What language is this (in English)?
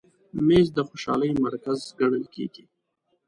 Pashto